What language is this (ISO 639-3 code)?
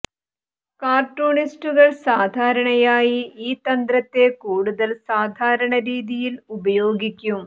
mal